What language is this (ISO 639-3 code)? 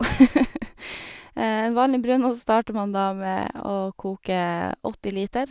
nor